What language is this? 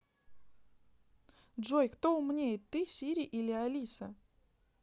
Russian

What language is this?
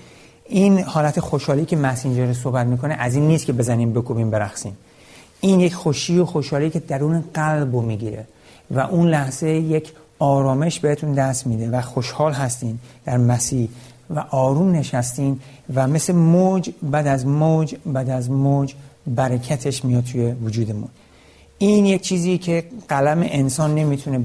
Persian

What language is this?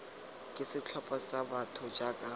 Tswana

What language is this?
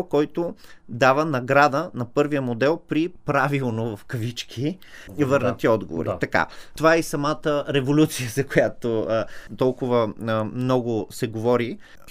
Bulgarian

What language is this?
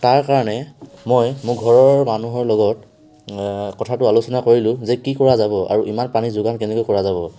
Assamese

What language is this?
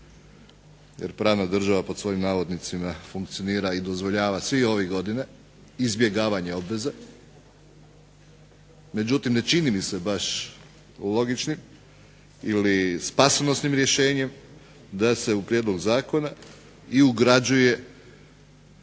Croatian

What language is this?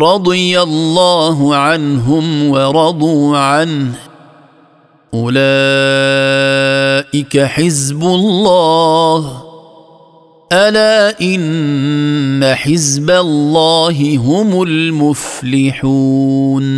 Arabic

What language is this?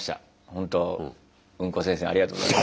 Japanese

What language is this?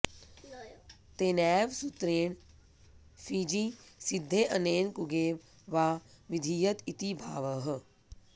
Sanskrit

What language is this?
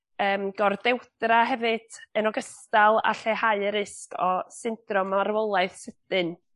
Welsh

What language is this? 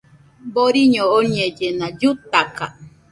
Nüpode Huitoto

